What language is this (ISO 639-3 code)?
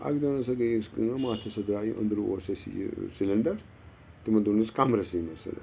kas